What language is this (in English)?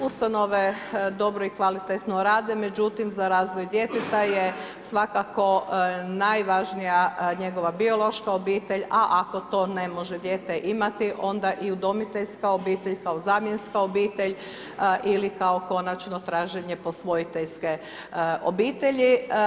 Croatian